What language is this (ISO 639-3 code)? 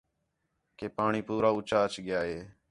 xhe